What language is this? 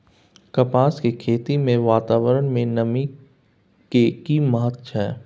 Maithili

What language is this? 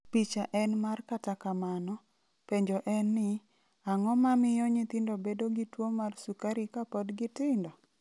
Luo (Kenya and Tanzania)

